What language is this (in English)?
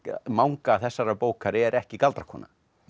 Icelandic